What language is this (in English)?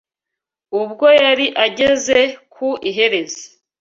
Kinyarwanda